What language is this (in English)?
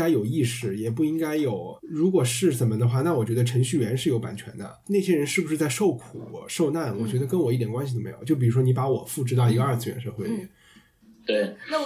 Chinese